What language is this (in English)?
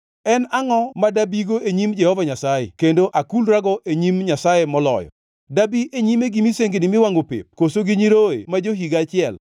Luo (Kenya and Tanzania)